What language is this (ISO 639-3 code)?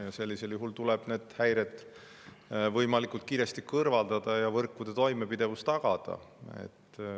est